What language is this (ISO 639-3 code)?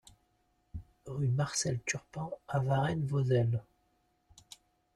fra